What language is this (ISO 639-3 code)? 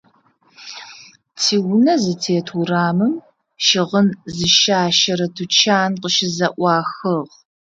ady